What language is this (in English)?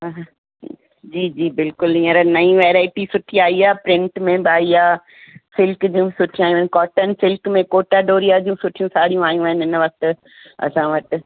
Sindhi